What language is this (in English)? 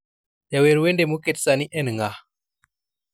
Luo (Kenya and Tanzania)